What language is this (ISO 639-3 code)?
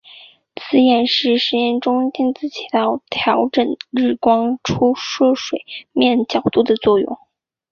zho